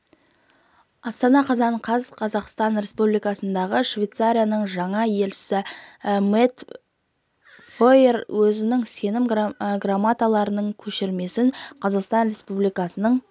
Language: Kazakh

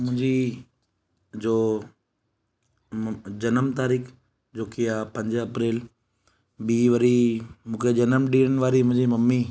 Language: Sindhi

